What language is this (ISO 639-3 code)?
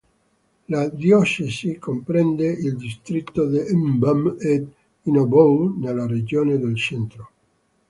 ita